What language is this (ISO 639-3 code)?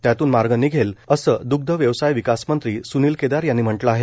mar